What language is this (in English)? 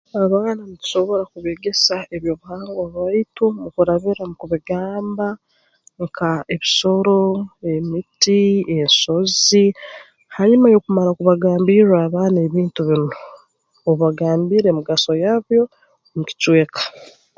Tooro